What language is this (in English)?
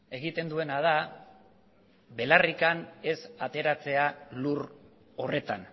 Basque